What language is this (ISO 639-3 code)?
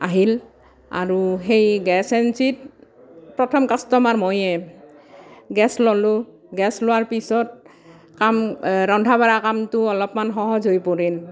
asm